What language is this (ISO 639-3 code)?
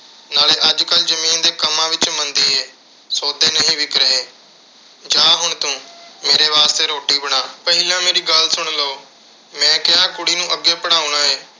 pan